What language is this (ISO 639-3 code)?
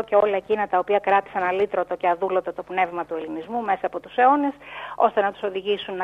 ell